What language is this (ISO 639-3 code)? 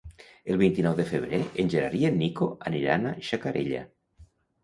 cat